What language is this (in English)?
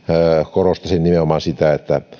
Finnish